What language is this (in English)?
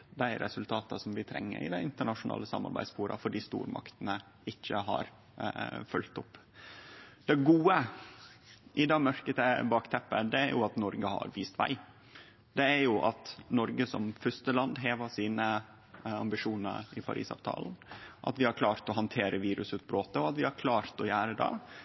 Norwegian Nynorsk